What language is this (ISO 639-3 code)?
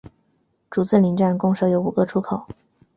zho